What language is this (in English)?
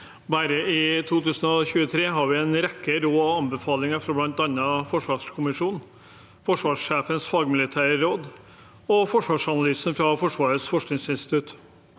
Norwegian